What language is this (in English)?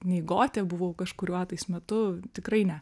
Lithuanian